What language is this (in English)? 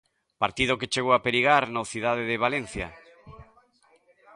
Galician